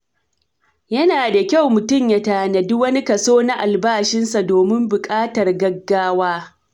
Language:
Hausa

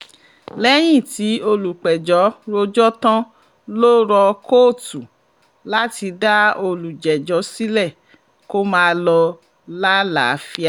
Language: Yoruba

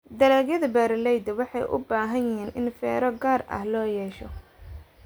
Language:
Somali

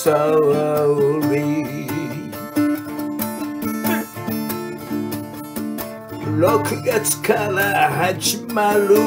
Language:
Japanese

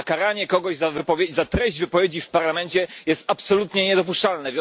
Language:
Polish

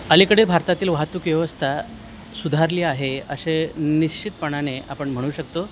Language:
Marathi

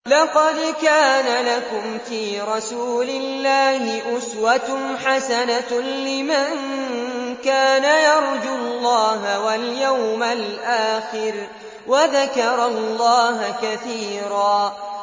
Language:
Arabic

